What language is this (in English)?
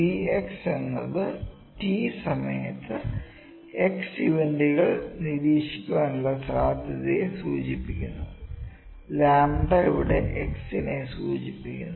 Malayalam